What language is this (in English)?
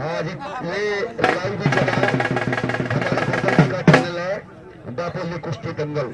Hindi